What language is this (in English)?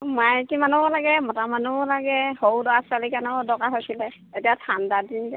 Assamese